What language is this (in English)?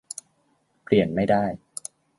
Thai